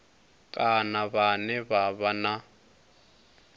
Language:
Venda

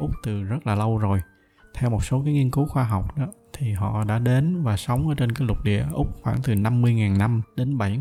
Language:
Vietnamese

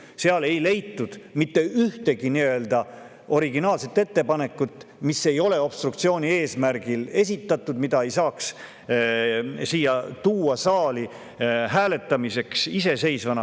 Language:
Estonian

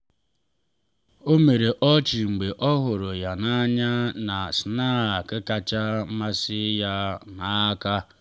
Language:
Igbo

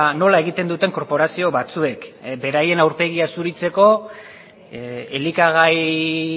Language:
Basque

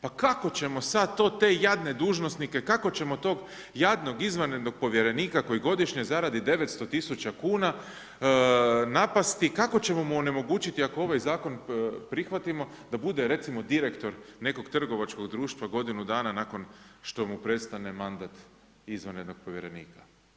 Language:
Croatian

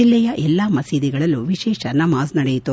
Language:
Kannada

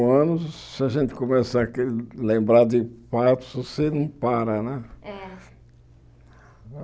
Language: Portuguese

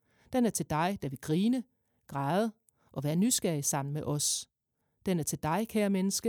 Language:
Danish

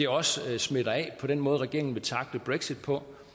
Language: Danish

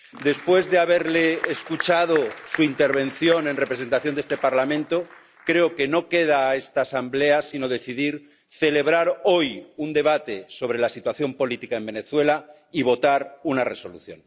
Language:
Spanish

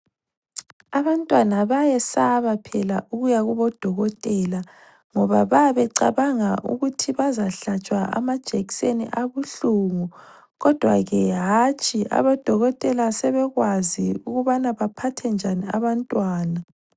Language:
North Ndebele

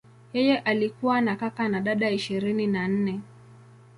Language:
Swahili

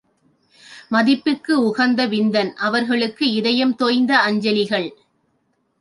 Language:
Tamil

